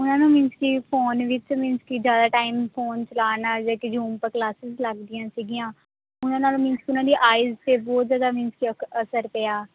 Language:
Punjabi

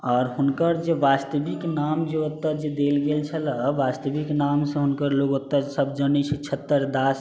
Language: Maithili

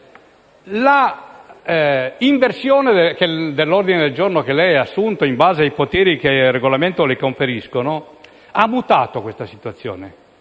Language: Italian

